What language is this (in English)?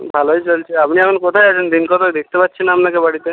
Bangla